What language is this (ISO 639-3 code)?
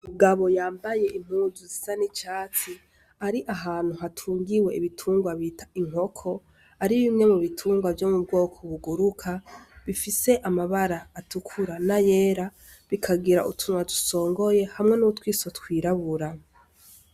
run